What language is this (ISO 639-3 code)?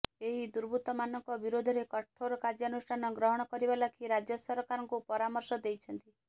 ori